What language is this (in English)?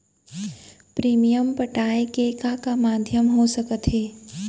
Chhattisgarhi